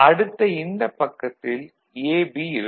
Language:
Tamil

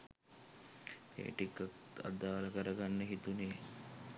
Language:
Sinhala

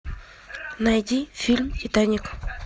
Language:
Russian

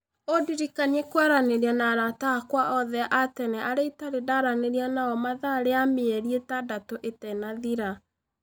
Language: Kikuyu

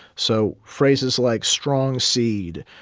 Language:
English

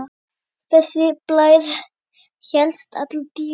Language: Icelandic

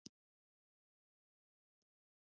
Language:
Pashto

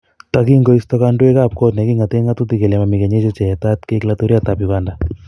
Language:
Kalenjin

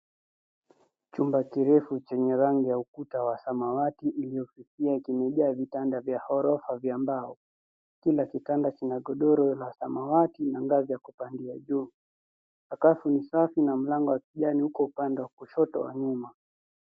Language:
Swahili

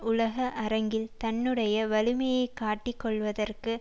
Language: Tamil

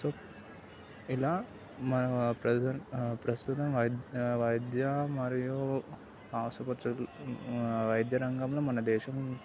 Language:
Telugu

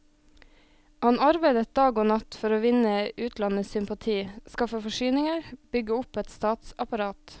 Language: Norwegian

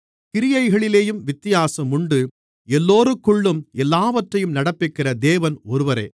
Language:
Tamil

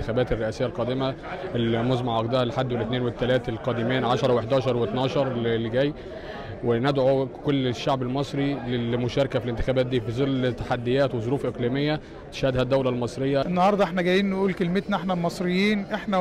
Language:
Arabic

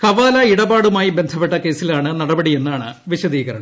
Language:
Malayalam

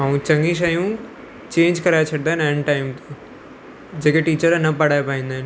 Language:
Sindhi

